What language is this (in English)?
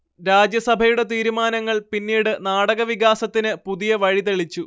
Malayalam